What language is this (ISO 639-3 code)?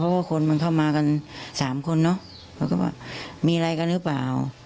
tha